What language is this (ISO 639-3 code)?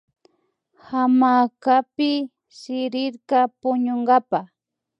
qvi